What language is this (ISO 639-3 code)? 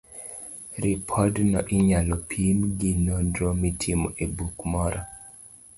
luo